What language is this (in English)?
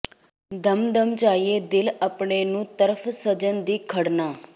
Punjabi